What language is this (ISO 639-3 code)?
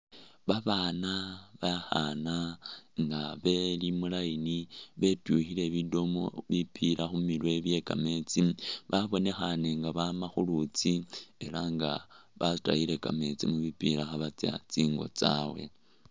myx